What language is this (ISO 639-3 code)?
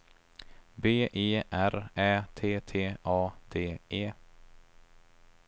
swe